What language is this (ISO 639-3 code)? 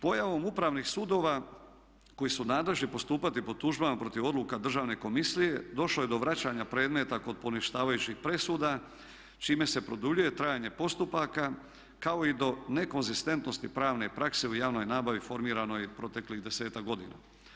hrv